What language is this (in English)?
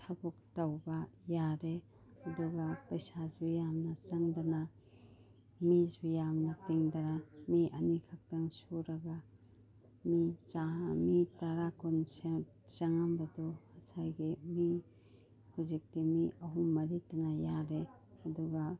Manipuri